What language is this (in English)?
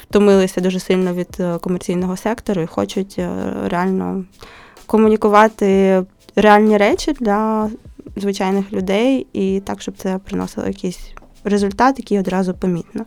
Ukrainian